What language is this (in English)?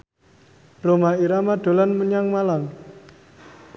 Javanese